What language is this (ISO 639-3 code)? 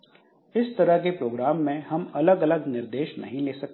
hin